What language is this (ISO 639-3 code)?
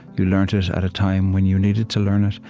eng